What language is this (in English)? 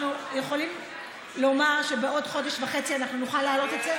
Hebrew